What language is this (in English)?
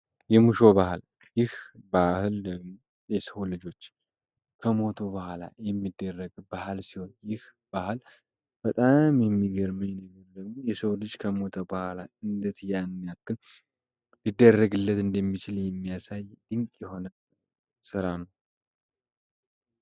Amharic